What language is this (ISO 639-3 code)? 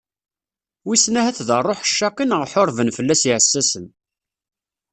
kab